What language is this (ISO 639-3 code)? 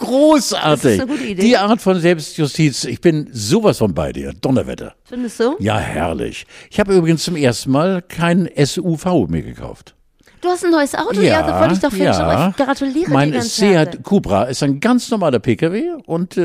deu